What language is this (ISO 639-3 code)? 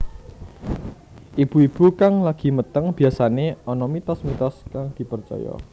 jav